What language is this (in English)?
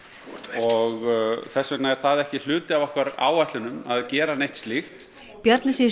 Icelandic